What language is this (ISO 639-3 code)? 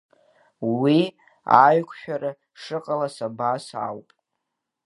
abk